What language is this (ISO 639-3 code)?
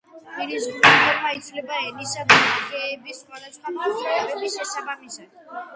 kat